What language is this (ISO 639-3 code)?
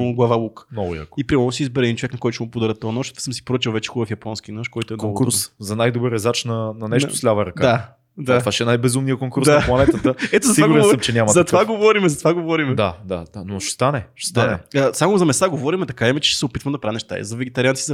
bul